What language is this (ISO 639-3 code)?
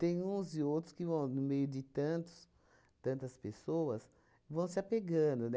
por